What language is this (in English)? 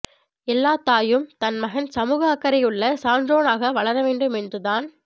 Tamil